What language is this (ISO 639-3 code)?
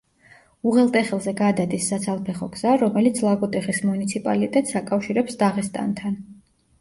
kat